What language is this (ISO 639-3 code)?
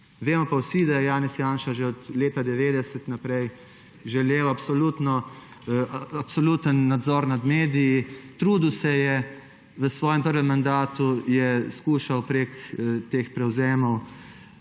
slv